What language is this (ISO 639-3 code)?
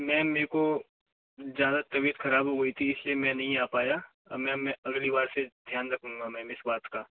hin